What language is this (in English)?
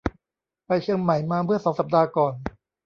Thai